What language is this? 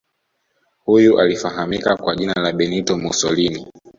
Swahili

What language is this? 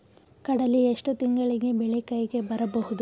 Kannada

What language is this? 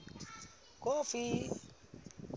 Southern Sotho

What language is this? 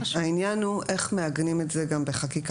Hebrew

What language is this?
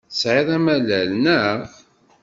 Kabyle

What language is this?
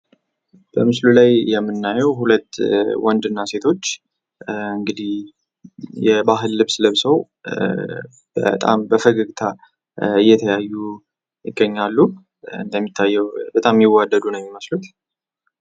Amharic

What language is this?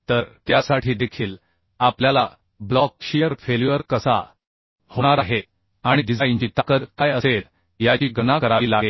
Marathi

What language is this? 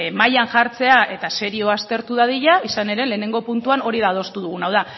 Basque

